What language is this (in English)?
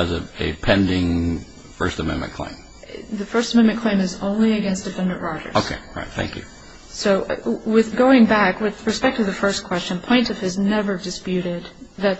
English